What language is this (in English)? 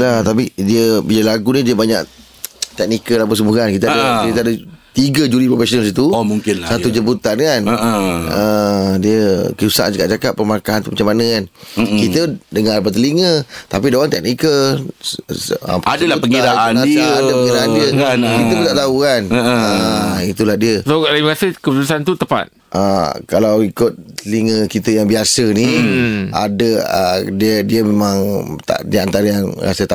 Malay